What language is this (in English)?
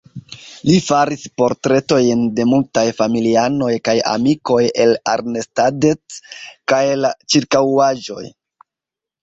Esperanto